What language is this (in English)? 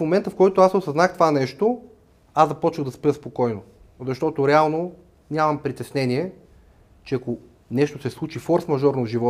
Bulgarian